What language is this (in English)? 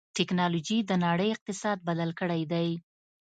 Pashto